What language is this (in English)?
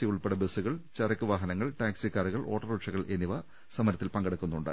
Malayalam